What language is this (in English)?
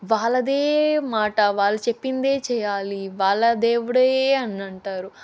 Telugu